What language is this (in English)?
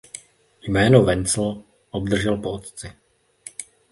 Czech